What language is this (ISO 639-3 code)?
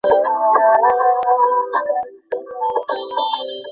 ben